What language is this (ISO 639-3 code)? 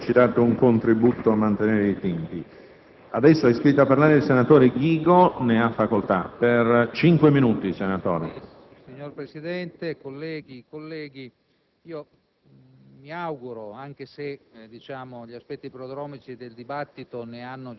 ita